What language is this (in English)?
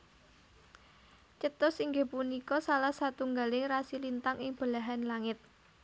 Javanese